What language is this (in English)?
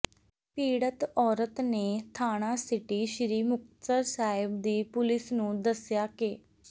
Punjabi